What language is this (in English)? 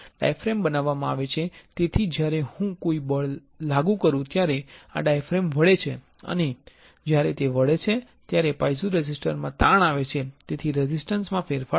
Gujarati